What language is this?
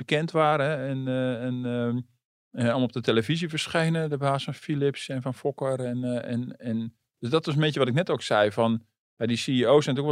Dutch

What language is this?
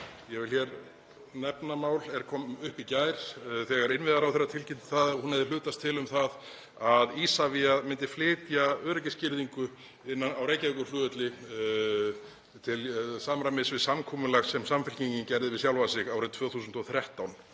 Icelandic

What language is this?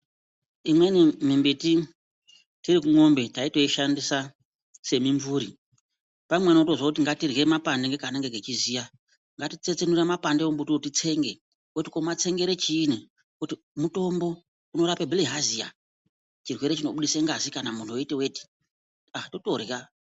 Ndau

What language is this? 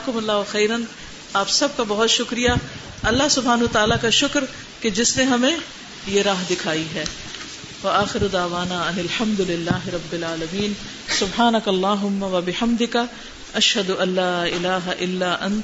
Urdu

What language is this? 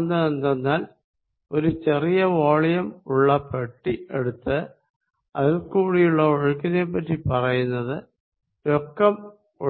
Malayalam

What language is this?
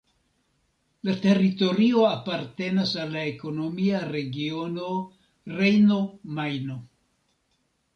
Esperanto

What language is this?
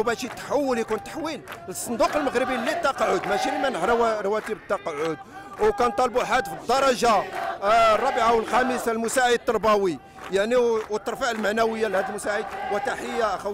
Arabic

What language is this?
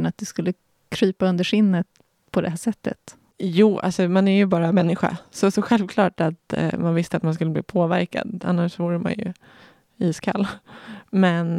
Swedish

